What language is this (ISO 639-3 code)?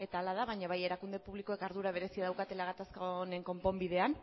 eus